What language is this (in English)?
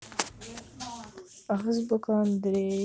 Russian